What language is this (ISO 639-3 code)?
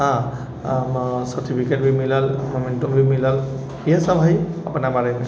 mai